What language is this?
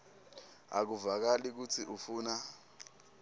Swati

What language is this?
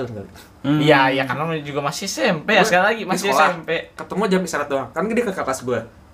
Indonesian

